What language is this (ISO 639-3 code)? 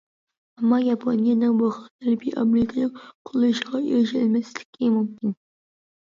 uig